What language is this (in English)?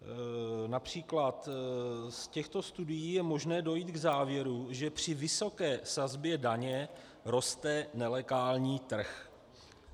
Czech